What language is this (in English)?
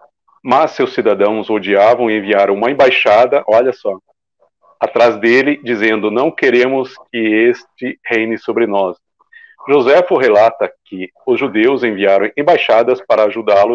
Portuguese